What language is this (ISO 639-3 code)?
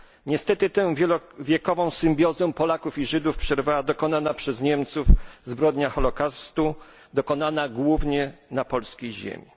pol